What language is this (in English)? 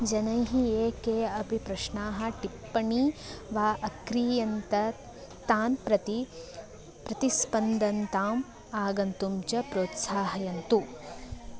Sanskrit